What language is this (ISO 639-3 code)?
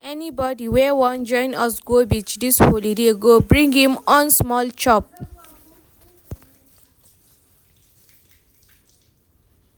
pcm